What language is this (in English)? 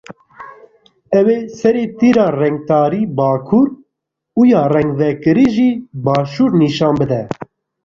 Kurdish